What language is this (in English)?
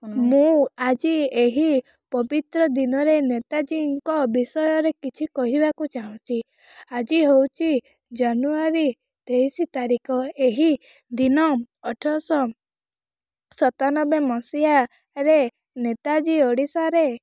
Odia